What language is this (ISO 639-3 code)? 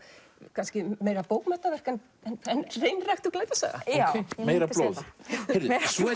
isl